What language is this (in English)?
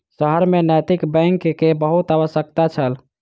Maithili